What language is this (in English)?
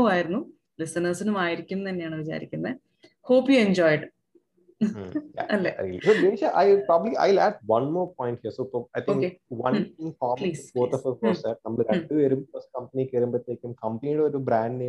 Malayalam